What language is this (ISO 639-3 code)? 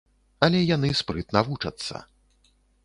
bel